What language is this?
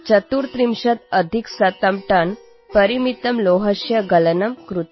Odia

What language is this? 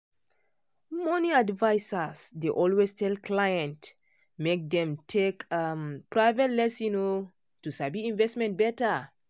Nigerian Pidgin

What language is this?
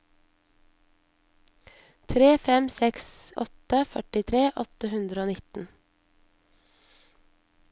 Norwegian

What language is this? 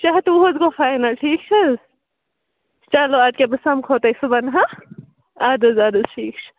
Kashmiri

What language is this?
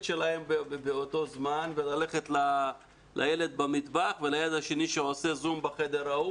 Hebrew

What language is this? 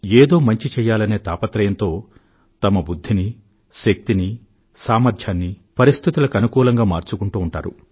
Telugu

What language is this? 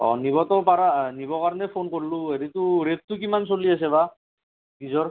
Assamese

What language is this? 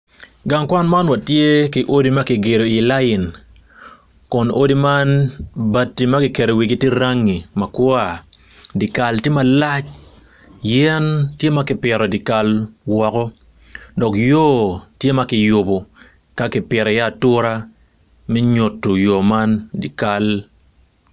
Acoli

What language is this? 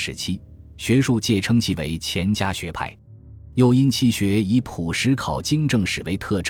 Chinese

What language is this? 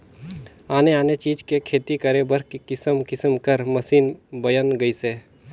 Chhattisgarhi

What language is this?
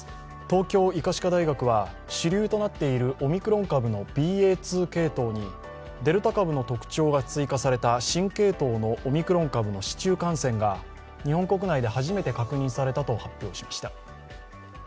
Japanese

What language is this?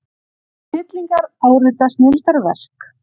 Icelandic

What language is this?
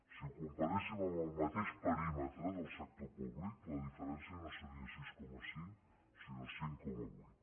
Catalan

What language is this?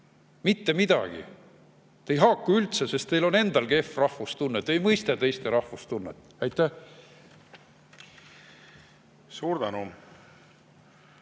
Estonian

